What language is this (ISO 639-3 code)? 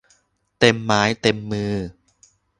tha